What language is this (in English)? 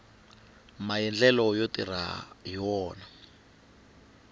Tsonga